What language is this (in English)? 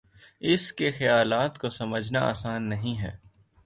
Urdu